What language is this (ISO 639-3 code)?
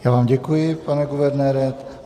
ces